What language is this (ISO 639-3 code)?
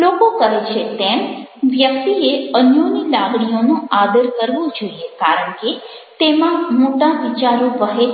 guj